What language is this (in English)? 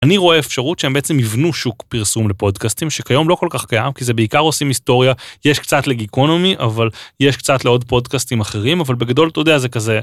Hebrew